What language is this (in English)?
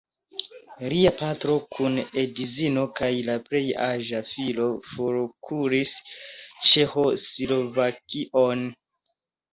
Esperanto